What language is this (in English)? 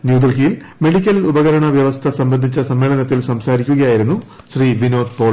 Malayalam